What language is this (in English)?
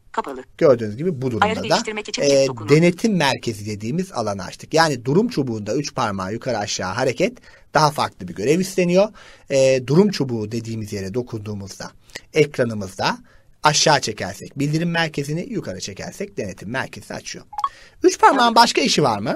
Turkish